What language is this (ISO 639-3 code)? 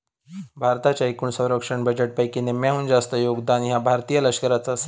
mar